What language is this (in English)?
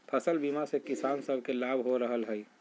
Magahi